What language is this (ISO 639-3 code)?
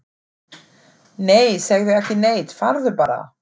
isl